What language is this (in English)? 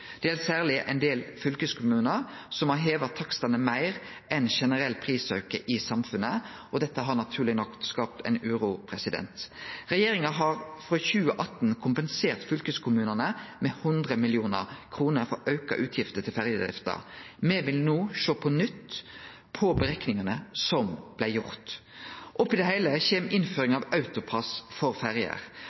Norwegian Nynorsk